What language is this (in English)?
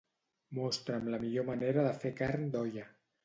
Catalan